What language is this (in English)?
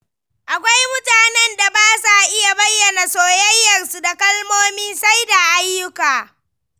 Hausa